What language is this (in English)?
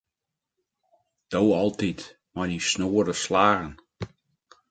Western Frisian